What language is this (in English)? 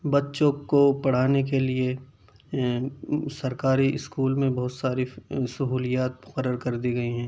Urdu